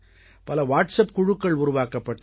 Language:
Tamil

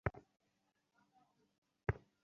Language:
Bangla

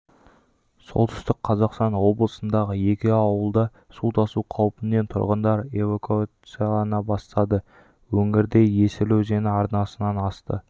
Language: Kazakh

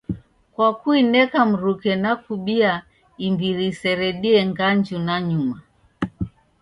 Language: Taita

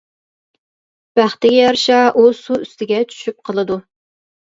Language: Uyghur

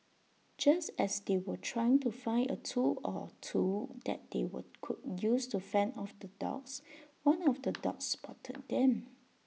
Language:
English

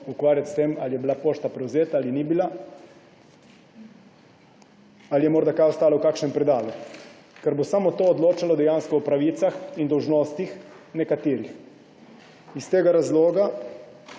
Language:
Slovenian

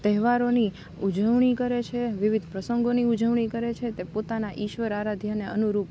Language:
Gujarati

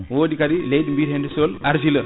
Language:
Fula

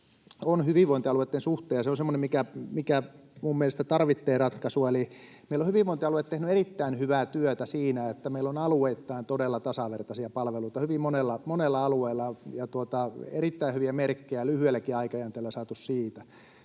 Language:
Finnish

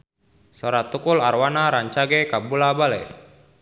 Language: Sundanese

